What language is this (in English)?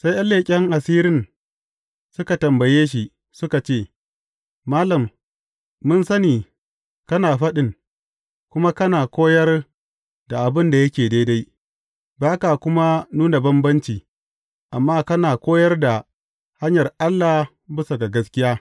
Hausa